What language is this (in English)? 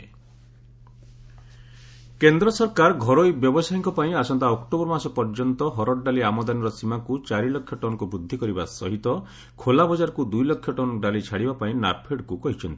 Odia